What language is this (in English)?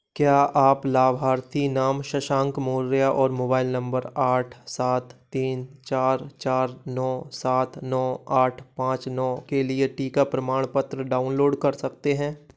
Hindi